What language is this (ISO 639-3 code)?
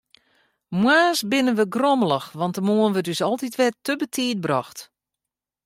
fry